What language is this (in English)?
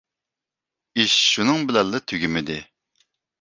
Uyghur